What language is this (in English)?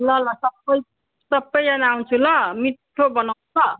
Nepali